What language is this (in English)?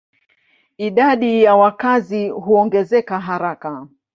Swahili